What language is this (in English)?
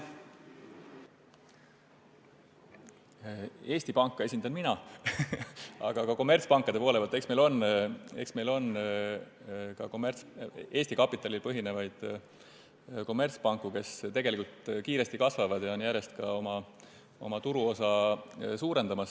Estonian